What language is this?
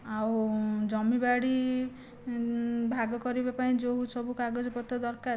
Odia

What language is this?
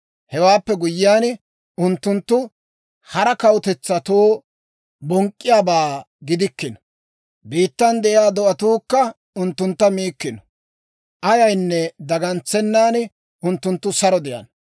Dawro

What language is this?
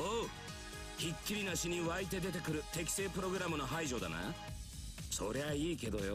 Japanese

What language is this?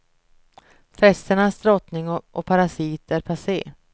Swedish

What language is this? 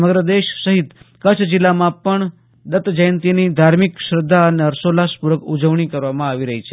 Gujarati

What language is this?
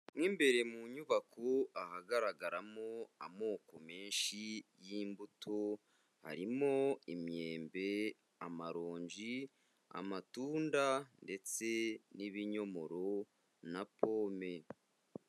Kinyarwanda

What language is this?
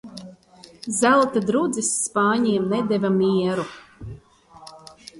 Latvian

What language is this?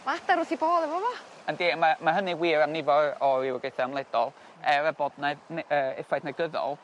Welsh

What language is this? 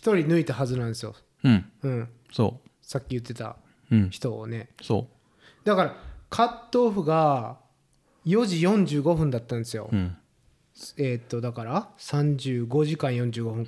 Japanese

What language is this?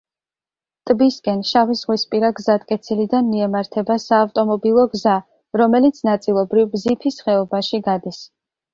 Georgian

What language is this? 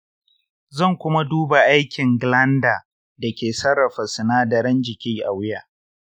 Hausa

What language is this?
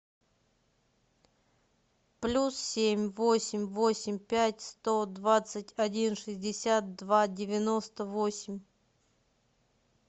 Russian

